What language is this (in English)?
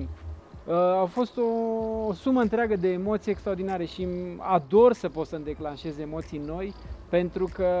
Romanian